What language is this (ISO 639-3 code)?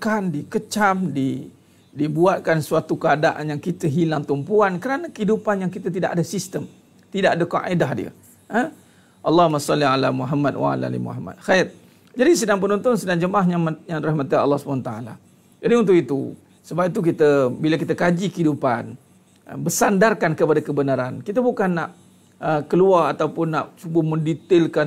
msa